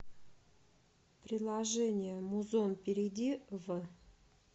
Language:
Russian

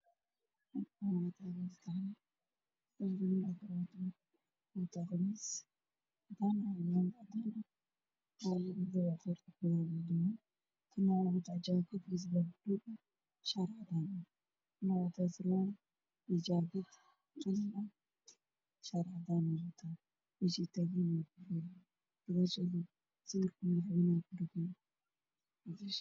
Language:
Somali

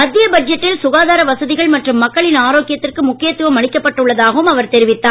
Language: Tamil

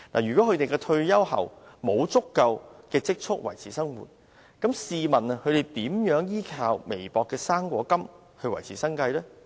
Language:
Cantonese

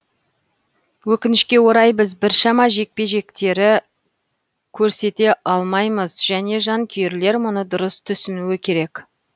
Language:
Kazakh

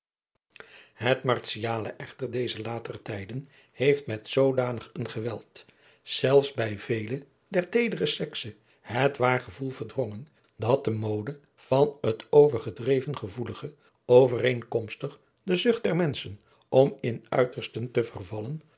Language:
Dutch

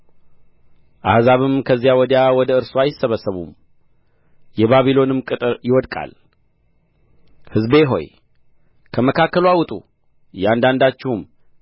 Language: Amharic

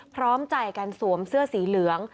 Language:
Thai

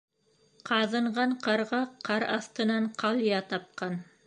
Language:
Bashkir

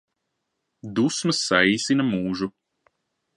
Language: Latvian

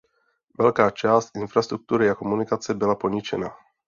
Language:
Czech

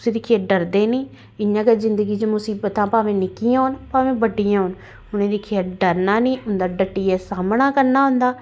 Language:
Dogri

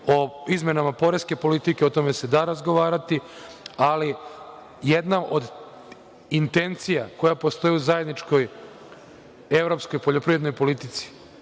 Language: Serbian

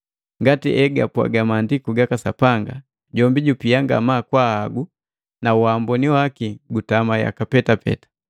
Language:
Matengo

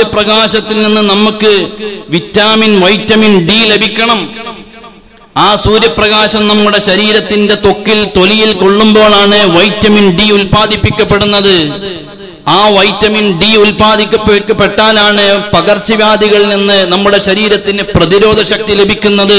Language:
Arabic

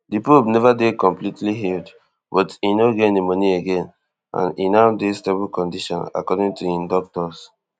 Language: Nigerian Pidgin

